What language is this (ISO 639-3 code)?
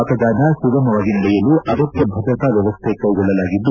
kan